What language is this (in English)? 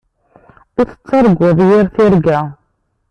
Kabyle